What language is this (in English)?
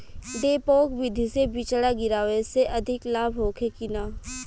Bhojpuri